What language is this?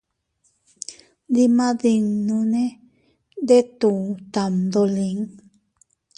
Teutila Cuicatec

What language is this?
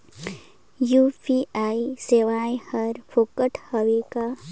Chhattisgarhi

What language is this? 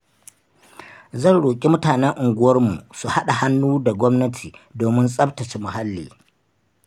Hausa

